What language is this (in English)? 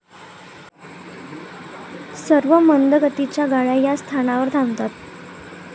Marathi